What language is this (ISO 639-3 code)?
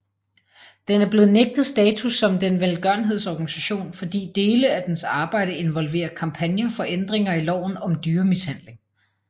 dan